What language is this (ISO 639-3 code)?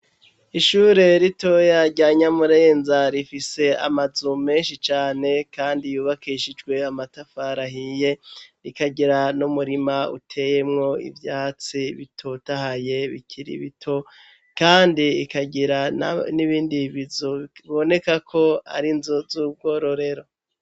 run